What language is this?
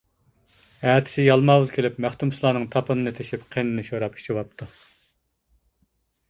Uyghur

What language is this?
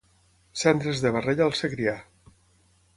Catalan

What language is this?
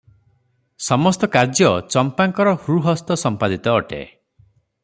Odia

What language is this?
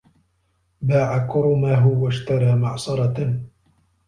Arabic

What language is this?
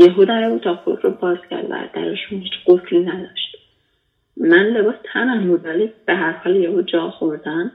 Persian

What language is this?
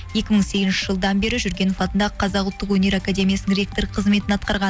Kazakh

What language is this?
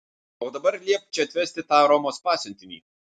Lithuanian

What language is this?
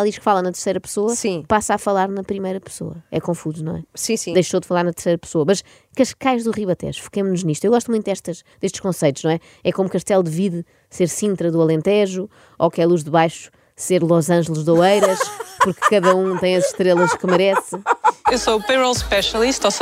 Portuguese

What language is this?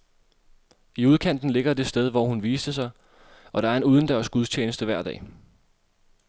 Danish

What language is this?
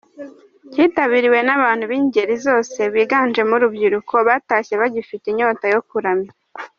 Kinyarwanda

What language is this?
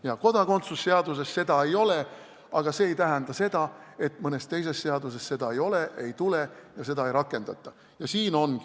Estonian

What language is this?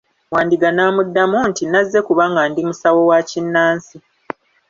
Ganda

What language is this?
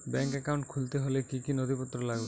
Bangla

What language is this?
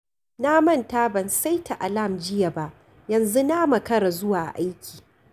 Hausa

